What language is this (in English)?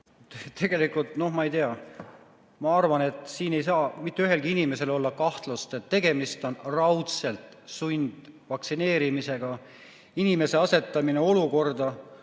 Estonian